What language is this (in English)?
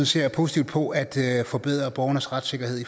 Danish